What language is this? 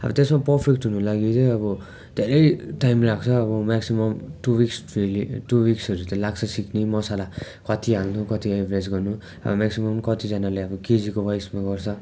Nepali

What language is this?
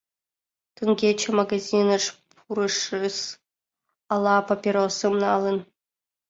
Mari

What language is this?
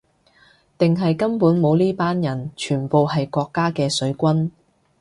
Cantonese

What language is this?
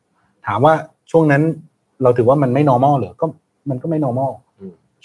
Thai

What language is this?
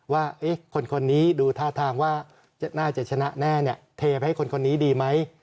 Thai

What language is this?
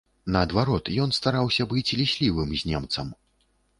Belarusian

